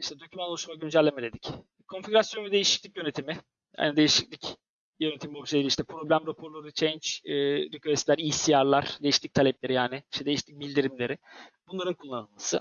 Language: Turkish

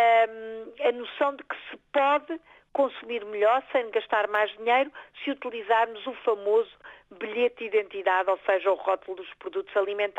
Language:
Portuguese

